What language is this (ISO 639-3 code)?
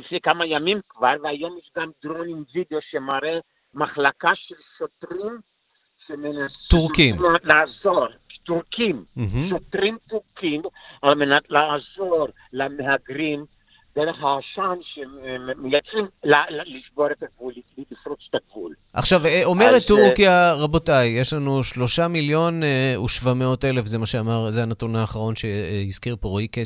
heb